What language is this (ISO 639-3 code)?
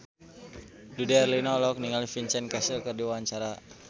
sun